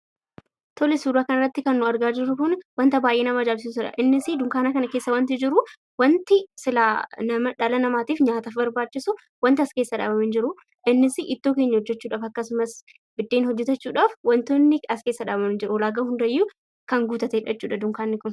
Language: Oromo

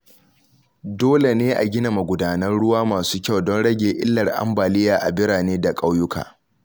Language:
Hausa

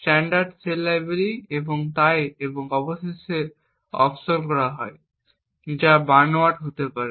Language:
Bangla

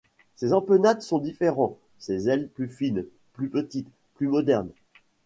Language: French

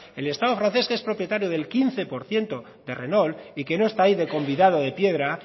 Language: Spanish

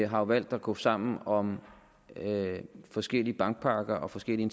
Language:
Danish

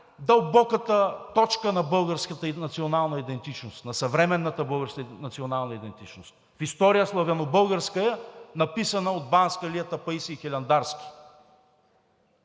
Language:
Bulgarian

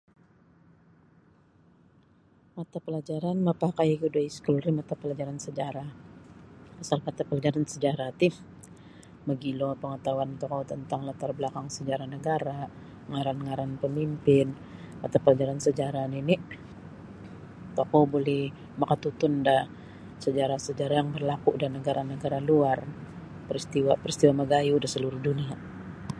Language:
Sabah Bisaya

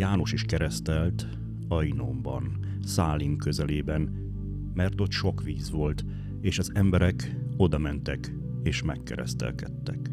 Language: Hungarian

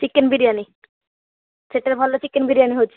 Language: Odia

